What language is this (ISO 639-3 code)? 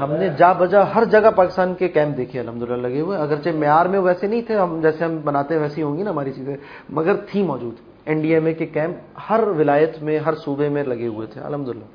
urd